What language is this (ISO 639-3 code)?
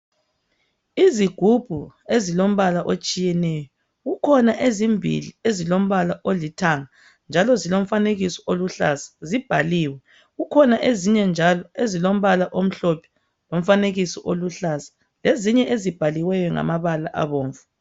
nde